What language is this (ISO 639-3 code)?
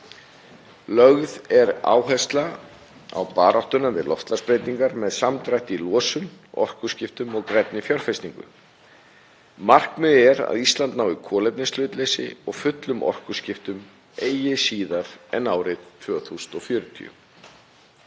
isl